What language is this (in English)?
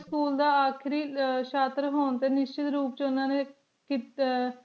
Punjabi